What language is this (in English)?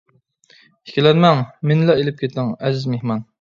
Uyghur